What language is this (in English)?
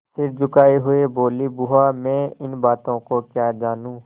Hindi